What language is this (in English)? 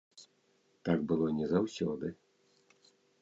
Belarusian